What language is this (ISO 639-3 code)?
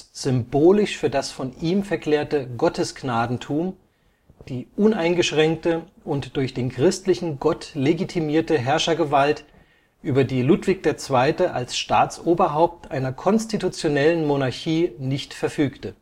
deu